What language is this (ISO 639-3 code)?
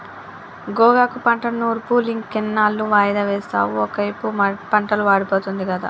tel